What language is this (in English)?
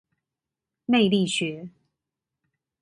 Chinese